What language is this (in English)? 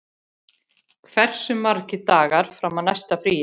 Icelandic